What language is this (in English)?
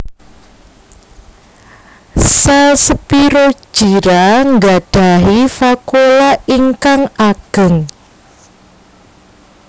Javanese